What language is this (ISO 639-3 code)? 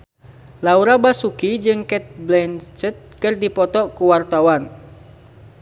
sun